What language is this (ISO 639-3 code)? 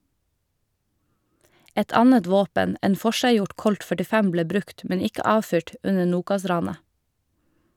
nor